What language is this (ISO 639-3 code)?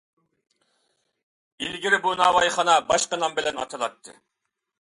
uig